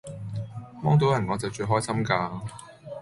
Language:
Cantonese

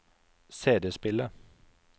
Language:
Norwegian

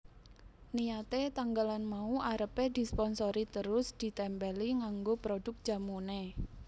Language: Javanese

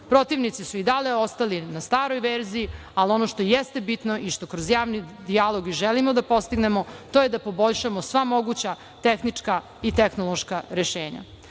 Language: Serbian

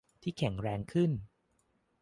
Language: Thai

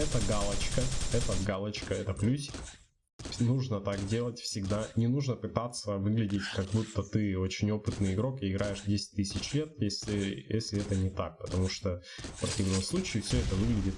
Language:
Russian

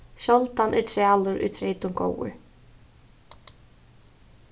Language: Faroese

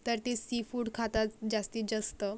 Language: Marathi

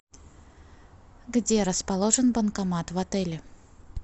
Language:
Russian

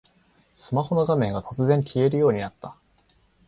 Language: Japanese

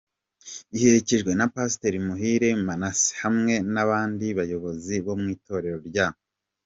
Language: Kinyarwanda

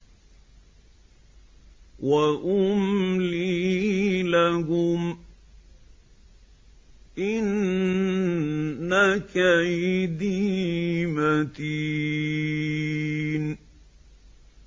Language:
Arabic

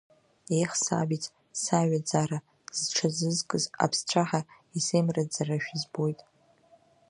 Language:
Abkhazian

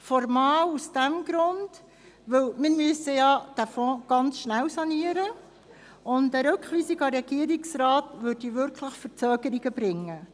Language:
Swiss German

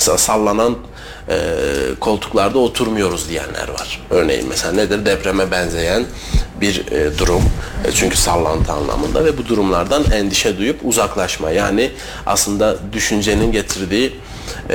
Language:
Turkish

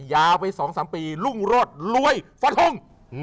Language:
Thai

